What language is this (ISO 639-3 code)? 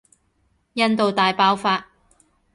yue